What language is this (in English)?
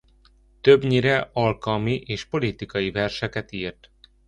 Hungarian